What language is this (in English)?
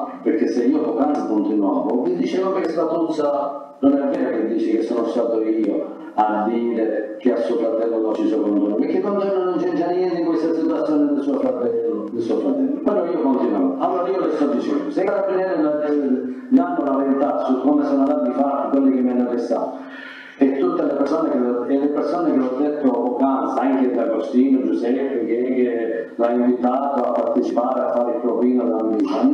Italian